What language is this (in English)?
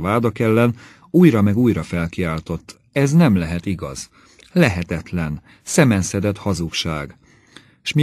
Hungarian